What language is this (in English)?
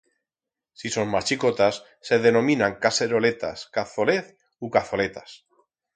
Aragonese